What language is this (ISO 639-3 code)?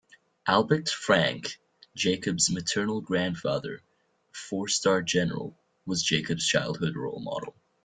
eng